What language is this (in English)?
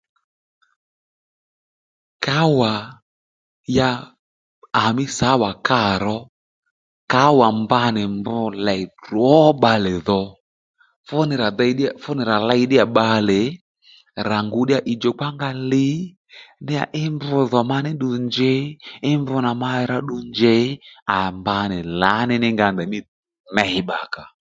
Lendu